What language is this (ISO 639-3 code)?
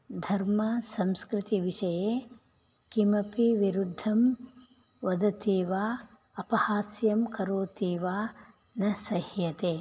san